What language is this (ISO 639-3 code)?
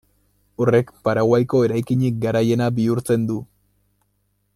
eus